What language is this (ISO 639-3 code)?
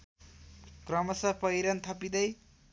nep